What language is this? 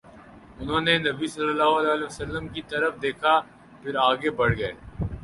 Urdu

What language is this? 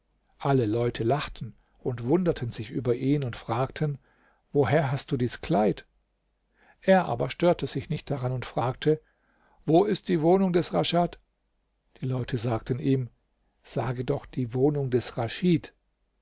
German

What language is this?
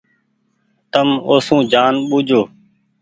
Goaria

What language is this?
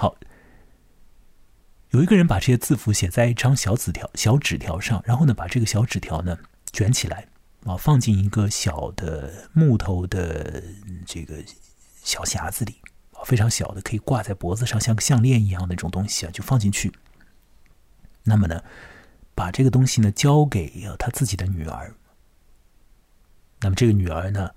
Chinese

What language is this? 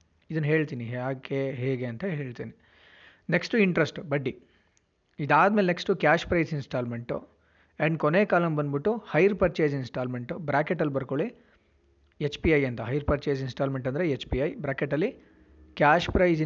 Kannada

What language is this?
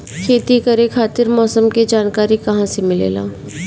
Bhojpuri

